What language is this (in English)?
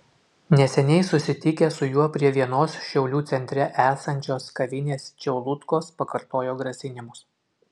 Lithuanian